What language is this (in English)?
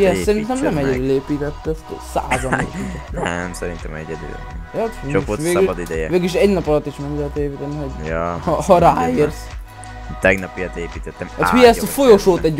Hungarian